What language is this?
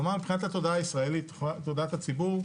Hebrew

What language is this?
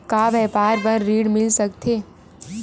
Chhattisgarhi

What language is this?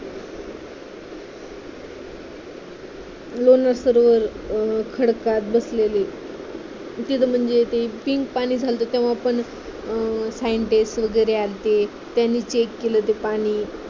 Marathi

